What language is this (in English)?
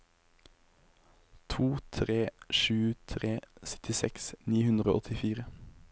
Norwegian